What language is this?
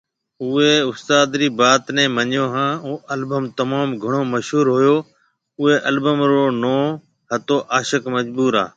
Marwari (Pakistan)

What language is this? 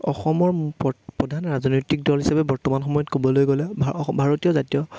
Assamese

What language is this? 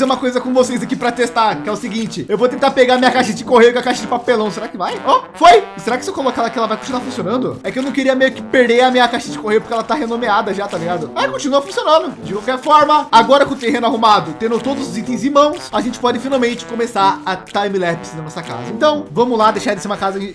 Portuguese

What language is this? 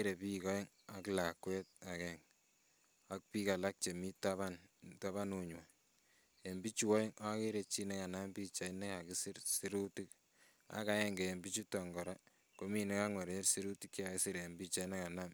Kalenjin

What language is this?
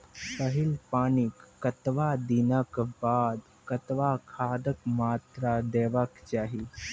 Maithili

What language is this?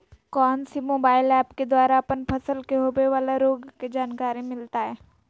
Magahi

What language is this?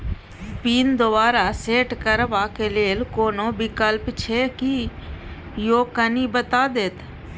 Maithili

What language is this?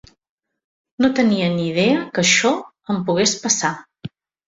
Catalan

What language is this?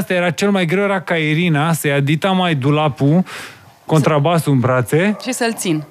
Romanian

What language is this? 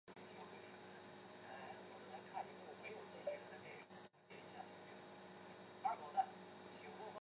Chinese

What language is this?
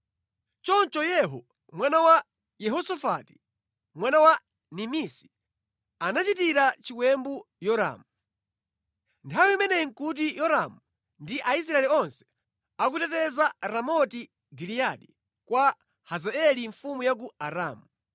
Nyanja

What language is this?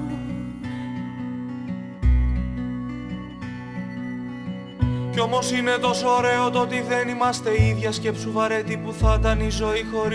Greek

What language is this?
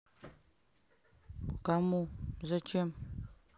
Russian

